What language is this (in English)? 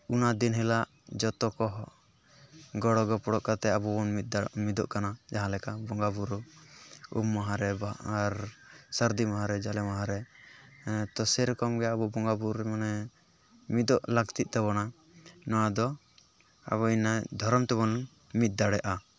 Santali